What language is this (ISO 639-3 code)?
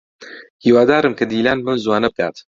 ckb